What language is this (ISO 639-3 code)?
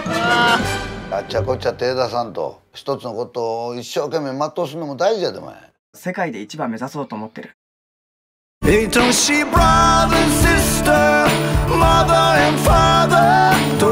jpn